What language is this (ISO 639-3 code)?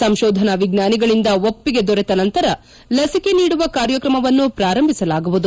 kan